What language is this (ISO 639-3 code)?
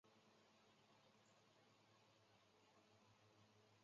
zho